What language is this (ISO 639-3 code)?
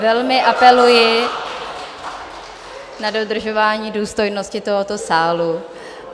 ces